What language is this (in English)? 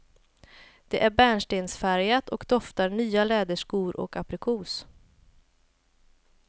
Swedish